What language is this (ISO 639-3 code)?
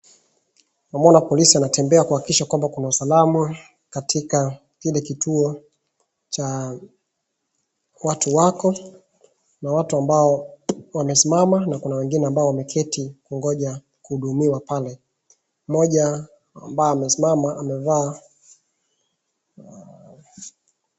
swa